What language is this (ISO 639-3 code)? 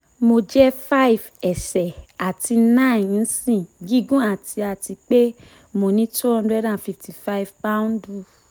yor